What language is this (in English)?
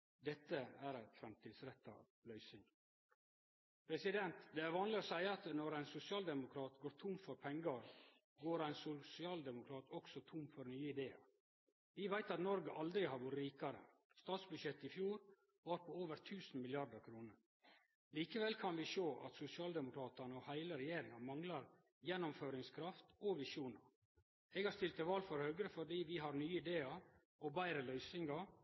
Norwegian Nynorsk